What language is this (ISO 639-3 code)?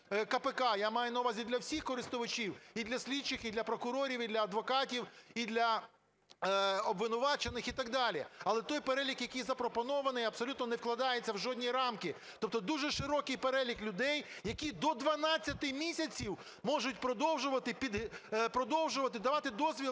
ukr